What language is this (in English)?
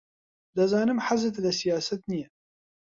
Central Kurdish